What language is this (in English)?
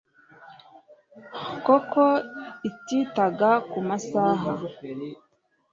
Kinyarwanda